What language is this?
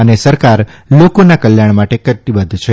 Gujarati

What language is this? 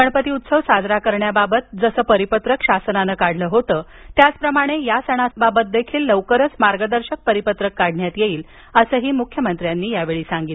Marathi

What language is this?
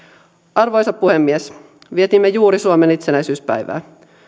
Finnish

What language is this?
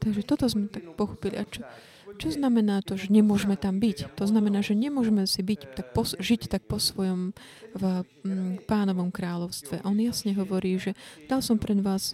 Slovak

